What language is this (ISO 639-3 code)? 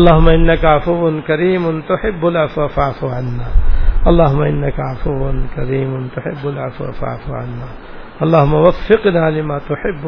urd